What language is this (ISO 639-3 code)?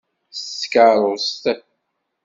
kab